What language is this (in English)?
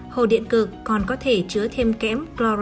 Vietnamese